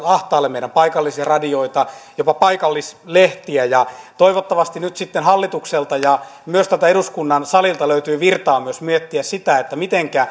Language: Finnish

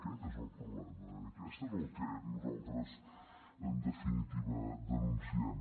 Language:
Catalan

